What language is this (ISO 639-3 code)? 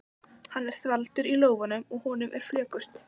isl